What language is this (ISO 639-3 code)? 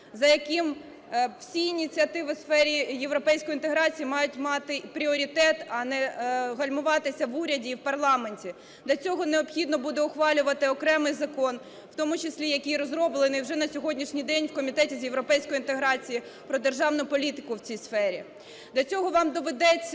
ukr